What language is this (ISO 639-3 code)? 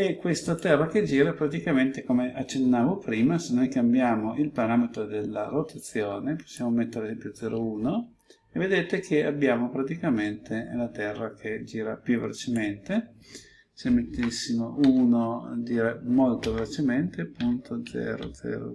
ita